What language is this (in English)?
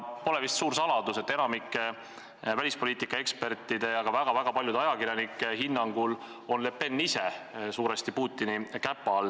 Estonian